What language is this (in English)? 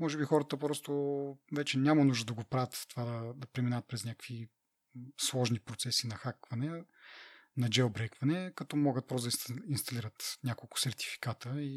Bulgarian